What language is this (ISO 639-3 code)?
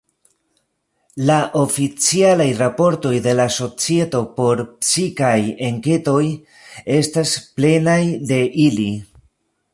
epo